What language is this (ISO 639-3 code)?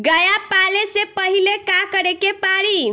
bho